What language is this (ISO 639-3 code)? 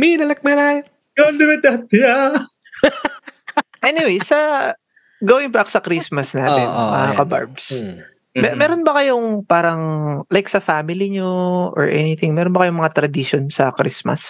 fil